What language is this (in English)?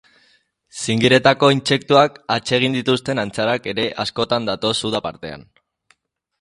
Basque